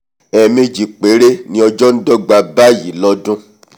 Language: Yoruba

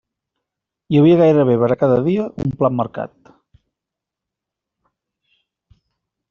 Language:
Catalan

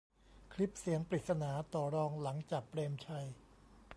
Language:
Thai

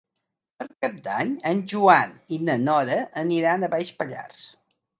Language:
Catalan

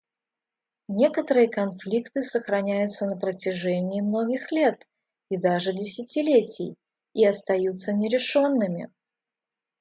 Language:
Russian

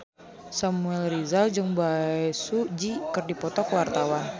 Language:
Sundanese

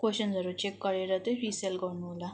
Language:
Nepali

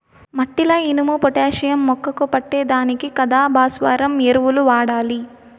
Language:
Telugu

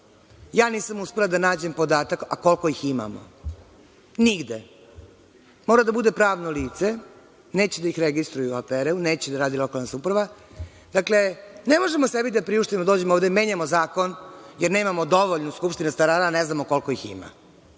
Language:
Serbian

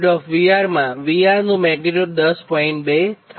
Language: Gujarati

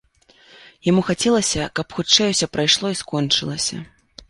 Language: Belarusian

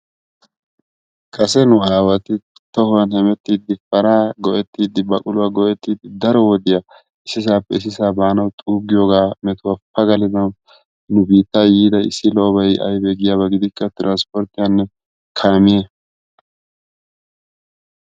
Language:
Wolaytta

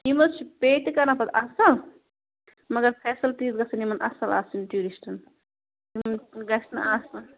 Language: Kashmiri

